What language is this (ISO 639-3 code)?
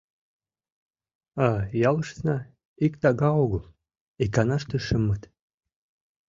chm